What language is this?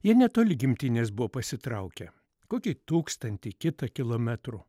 Lithuanian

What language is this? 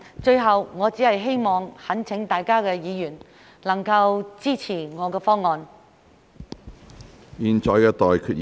Cantonese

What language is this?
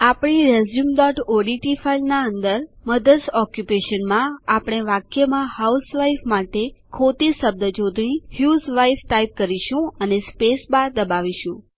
Gujarati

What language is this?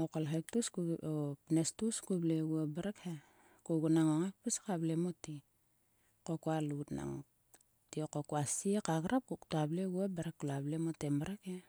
Sulka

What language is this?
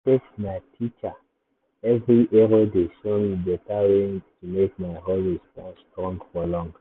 Nigerian Pidgin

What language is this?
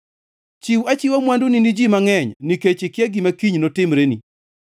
Luo (Kenya and Tanzania)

